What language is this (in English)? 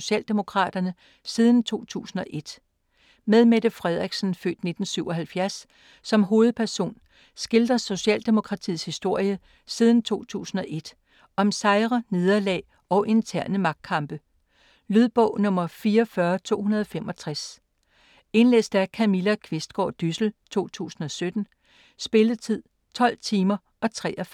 Danish